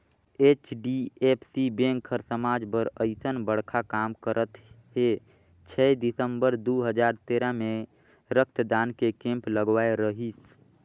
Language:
Chhattisgarhi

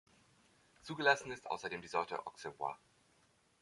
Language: German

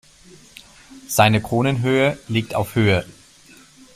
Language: German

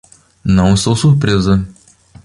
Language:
Portuguese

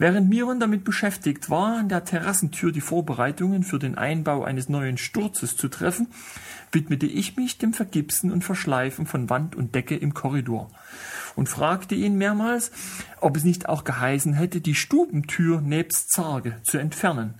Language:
German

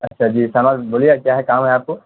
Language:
Urdu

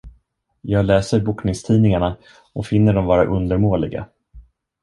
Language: Swedish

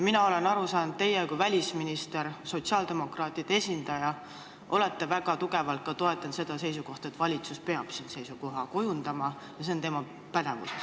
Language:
Estonian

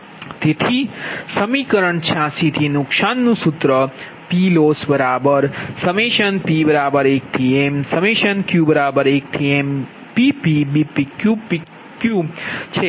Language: Gujarati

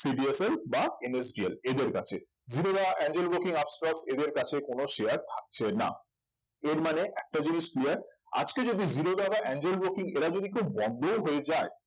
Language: Bangla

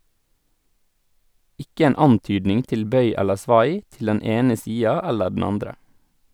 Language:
Norwegian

